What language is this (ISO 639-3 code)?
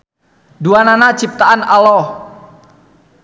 sun